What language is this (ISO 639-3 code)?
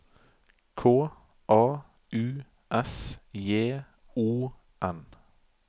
nor